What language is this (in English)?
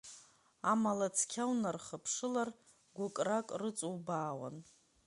Abkhazian